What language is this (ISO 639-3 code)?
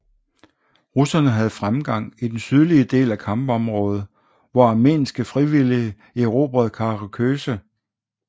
dan